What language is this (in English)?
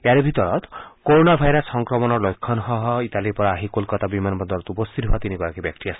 Assamese